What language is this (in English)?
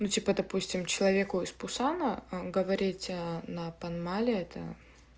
Russian